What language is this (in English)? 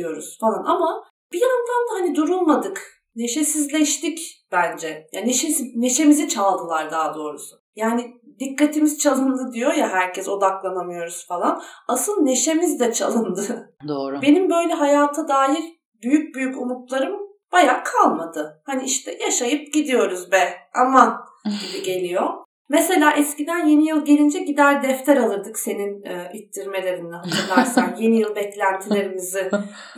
Turkish